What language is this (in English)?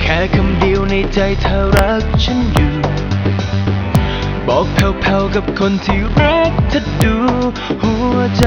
Thai